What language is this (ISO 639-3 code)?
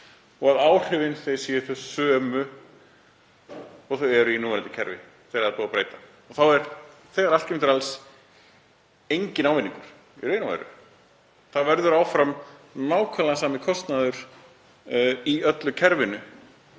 isl